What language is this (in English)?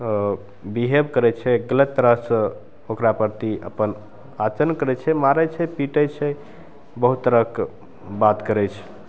Maithili